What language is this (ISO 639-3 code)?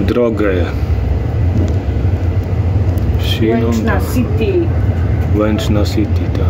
pol